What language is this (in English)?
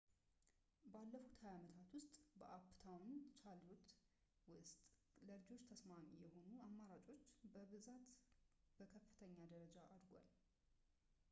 Amharic